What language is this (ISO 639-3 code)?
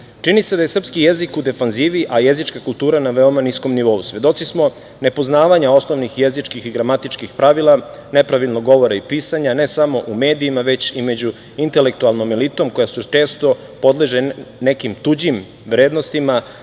srp